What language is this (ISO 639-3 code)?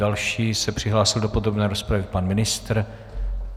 ces